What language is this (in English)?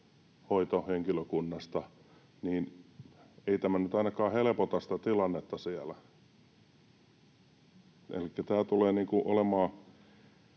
Finnish